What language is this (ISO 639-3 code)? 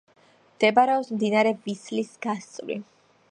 kat